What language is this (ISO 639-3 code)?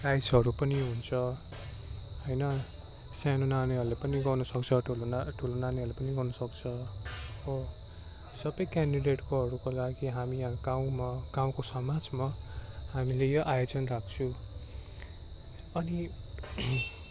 nep